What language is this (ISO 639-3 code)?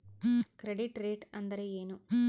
kan